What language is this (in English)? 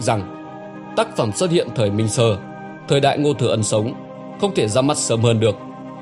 Vietnamese